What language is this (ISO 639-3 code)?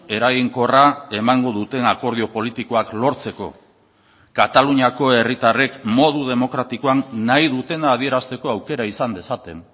eus